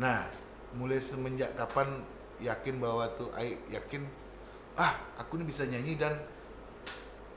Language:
Indonesian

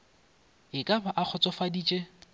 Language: Northern Sotho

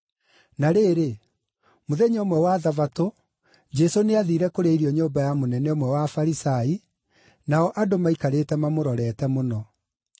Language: Kikuyu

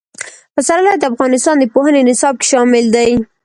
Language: Pashto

